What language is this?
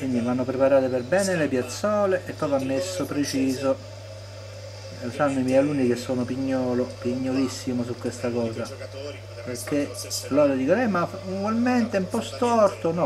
Italian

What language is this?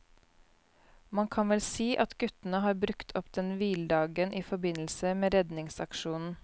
Norwegian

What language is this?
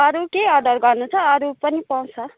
Nepali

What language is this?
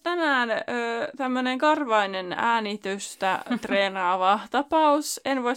Finnish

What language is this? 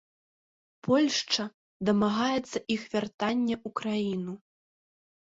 Belarusian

